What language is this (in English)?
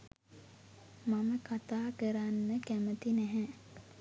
Sinhala